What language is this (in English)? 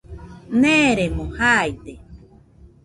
Nüpode Huitoto